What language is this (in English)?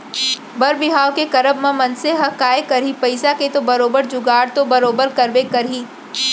Chhattisgarhi